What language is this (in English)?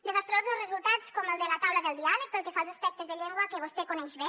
Catalan